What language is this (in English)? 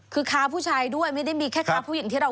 Thai